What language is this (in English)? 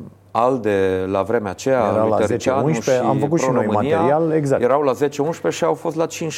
Romanian